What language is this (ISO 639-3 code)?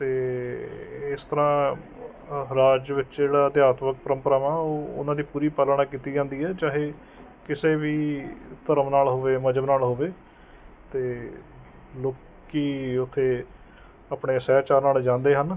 pan